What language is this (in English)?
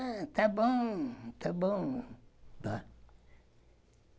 Portuguese